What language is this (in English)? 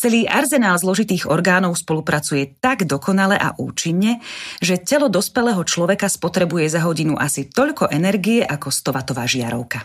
Slovak